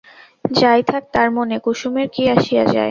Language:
Bangla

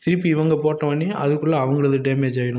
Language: Tamil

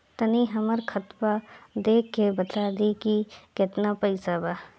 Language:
Bhojpuri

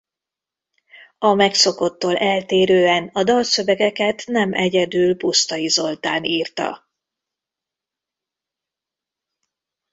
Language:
Hungarian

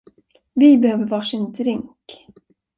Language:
Swedish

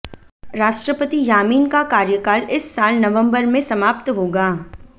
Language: Hindi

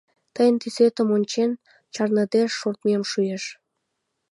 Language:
Mari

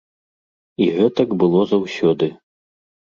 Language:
Belarusian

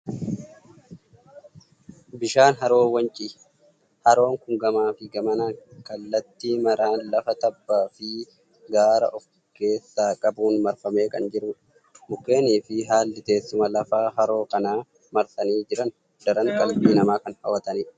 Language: Oromo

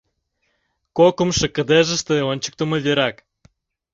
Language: Mari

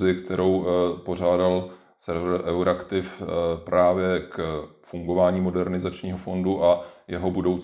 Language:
Czech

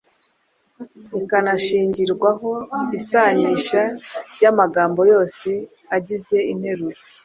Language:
Kinyarwanda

